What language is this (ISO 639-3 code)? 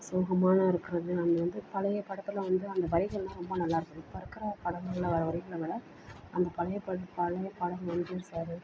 tam